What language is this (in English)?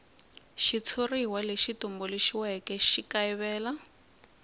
Tsonga